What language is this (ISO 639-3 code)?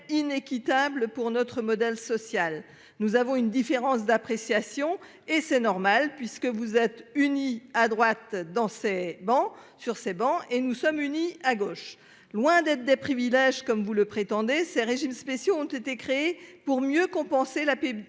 fra